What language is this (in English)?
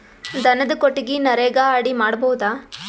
Kannada